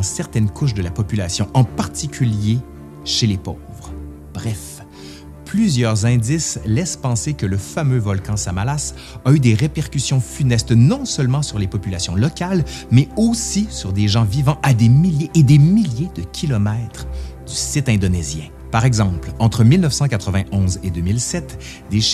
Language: French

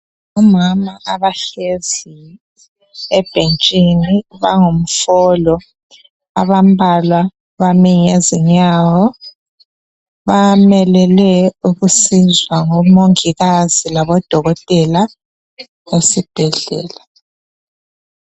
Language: North Ndebele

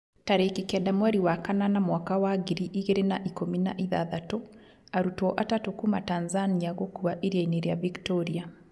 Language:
Kikuyu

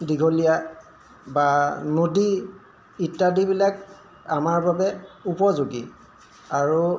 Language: Assamese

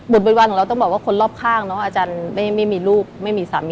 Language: Thai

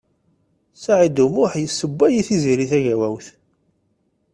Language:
Kabyle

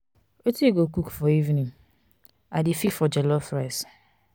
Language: Nigerian Pidgin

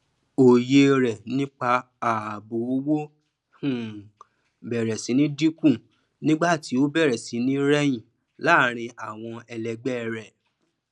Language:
Yoruba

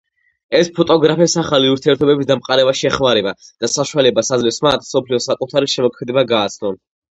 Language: Georgian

